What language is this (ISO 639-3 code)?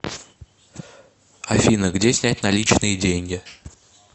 rus